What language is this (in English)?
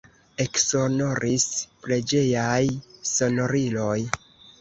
Esperanto